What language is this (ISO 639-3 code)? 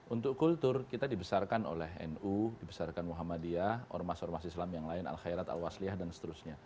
ind